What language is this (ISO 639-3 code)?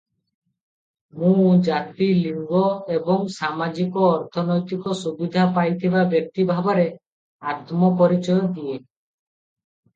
ori